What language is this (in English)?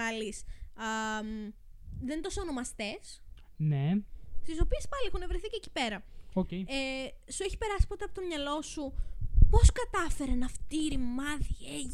Greek